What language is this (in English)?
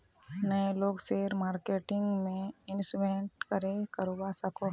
Magahi